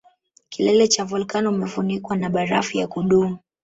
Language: Swahili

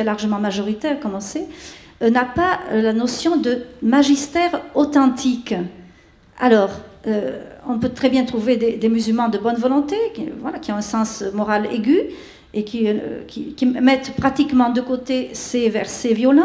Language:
French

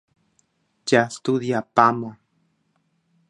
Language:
Guarani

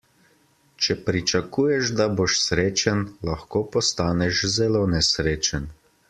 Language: Slovenian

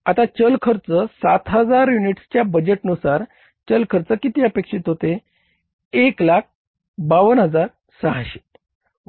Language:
Marathi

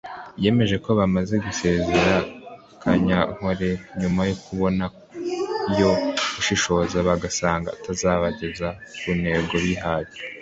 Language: Kinyarwanda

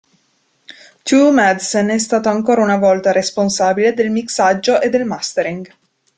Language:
Italian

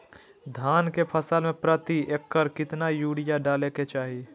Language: Magahi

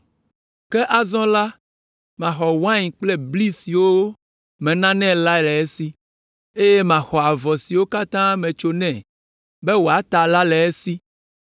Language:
Ewe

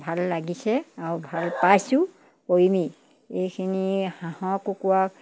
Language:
Assamese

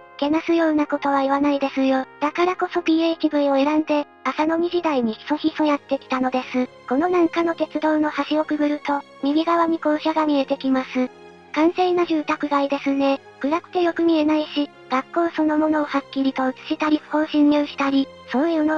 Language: Japanese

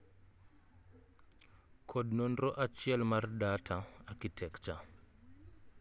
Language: Luo (Kenya and Tanzania)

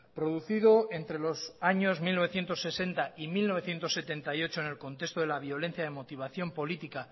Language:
Spanish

